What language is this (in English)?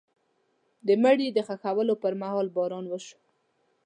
Pashto